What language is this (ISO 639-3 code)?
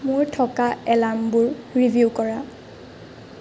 asm